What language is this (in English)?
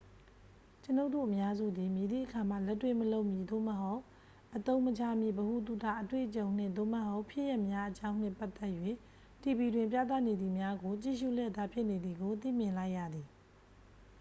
Burmese